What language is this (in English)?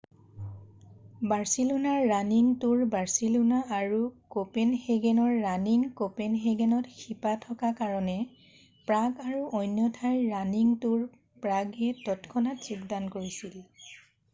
Assamese